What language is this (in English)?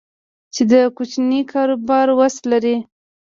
Pashto